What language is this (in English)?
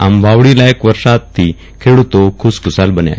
Gujarati